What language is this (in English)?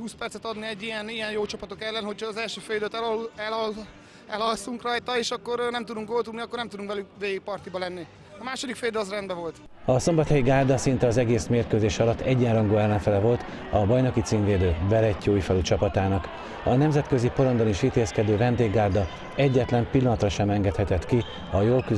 Hungarian